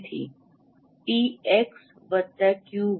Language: Gujarati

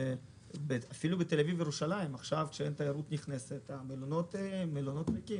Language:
Hebrew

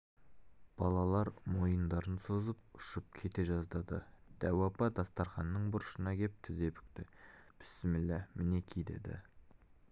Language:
Kazakh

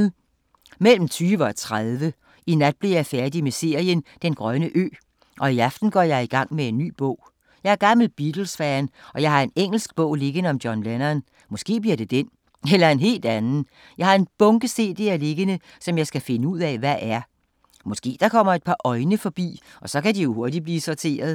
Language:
Danish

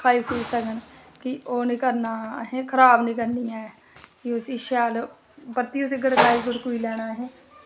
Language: Dogri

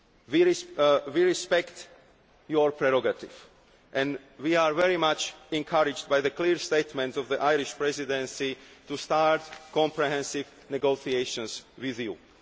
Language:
English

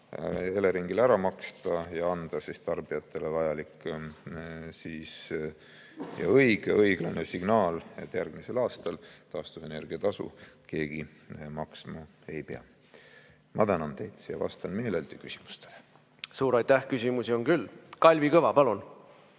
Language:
Estonian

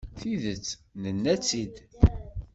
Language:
Kabyle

